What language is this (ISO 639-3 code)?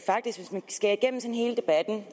dan